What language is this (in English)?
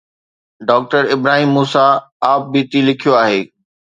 Sindhi